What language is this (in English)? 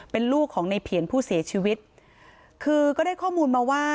Thai